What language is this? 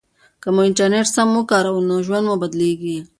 Pashto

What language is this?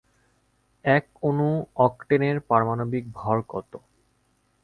Bangla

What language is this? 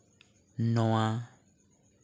Santali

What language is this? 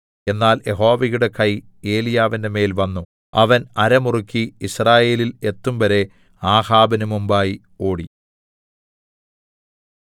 Malayalam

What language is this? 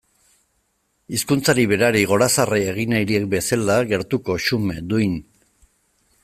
Basque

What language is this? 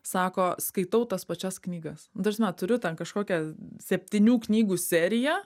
Lithuanian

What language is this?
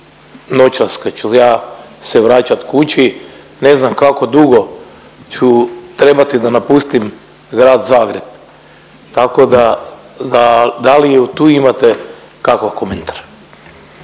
Croatian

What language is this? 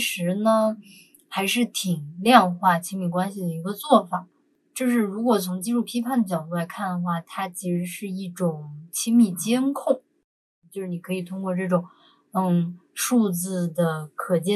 Chinese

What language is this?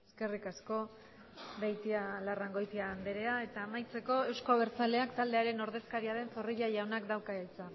Basque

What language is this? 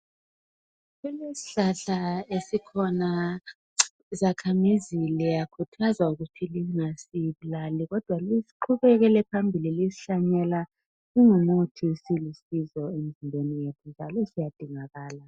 North Ndebele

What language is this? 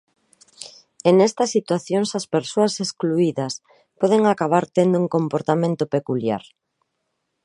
Galician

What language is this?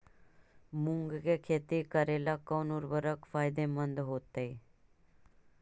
Magahi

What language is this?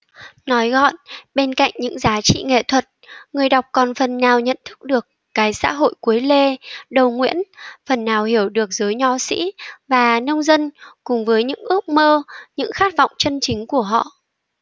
Vietnamese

